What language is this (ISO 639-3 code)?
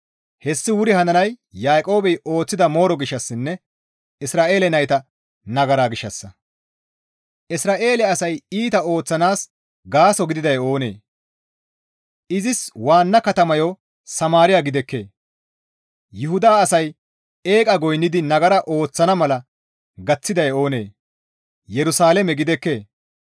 gmv